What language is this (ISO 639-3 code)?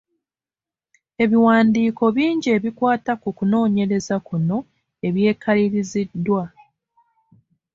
lug